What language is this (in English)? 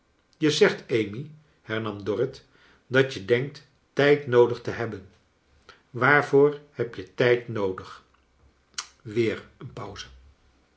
Dutch